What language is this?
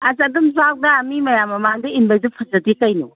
Manipuri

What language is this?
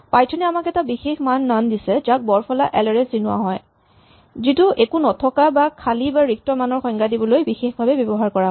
Assamese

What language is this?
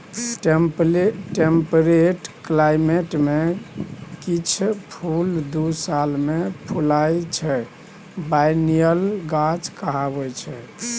Maithili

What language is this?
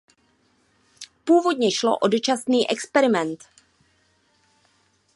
Czech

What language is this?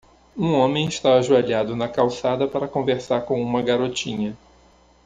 Portuguese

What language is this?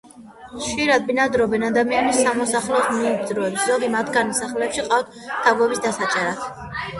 Georgian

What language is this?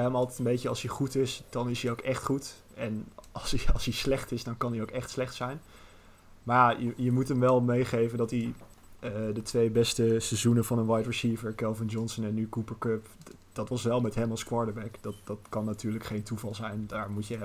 Dutch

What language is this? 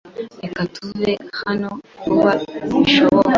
Kinyarwanda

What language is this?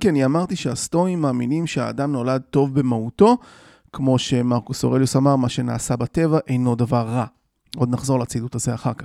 Hebrew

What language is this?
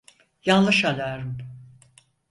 Turkish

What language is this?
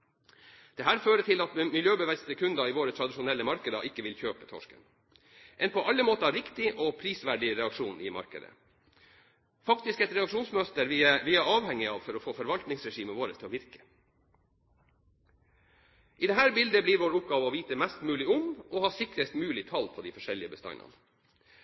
Norwegian Bokmål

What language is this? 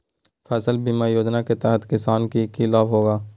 Magahi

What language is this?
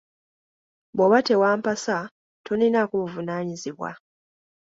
Ganda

